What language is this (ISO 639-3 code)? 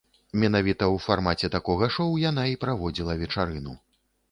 bel